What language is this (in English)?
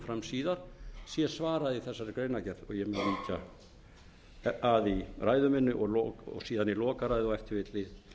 Icelandic